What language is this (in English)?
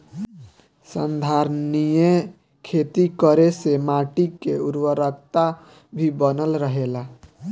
Bhojpuri